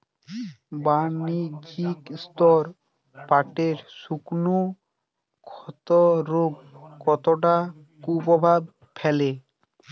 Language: Bangla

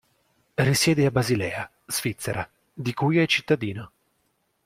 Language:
Italian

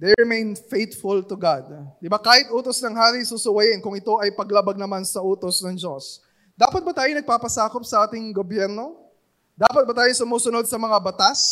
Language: Filipino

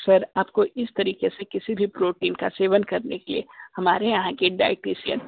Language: Hindi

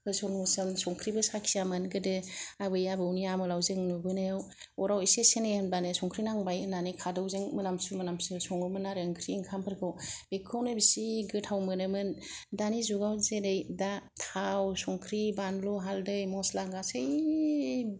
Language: Bodo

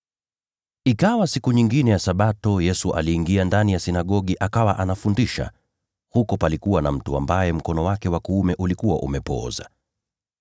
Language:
Swahili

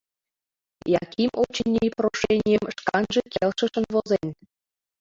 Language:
Mari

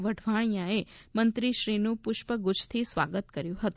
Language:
Gujarati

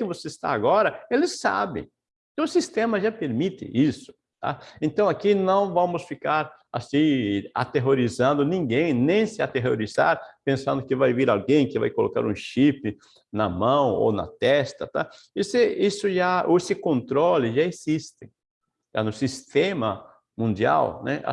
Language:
Portuguese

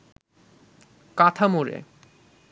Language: Bangla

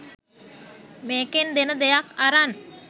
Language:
Sinhala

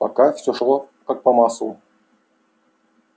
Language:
Russian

